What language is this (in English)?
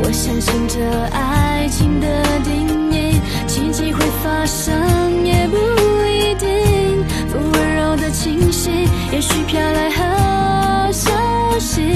Chinese